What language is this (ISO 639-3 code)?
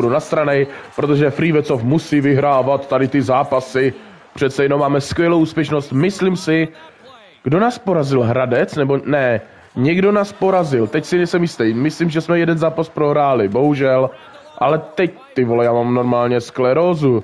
ces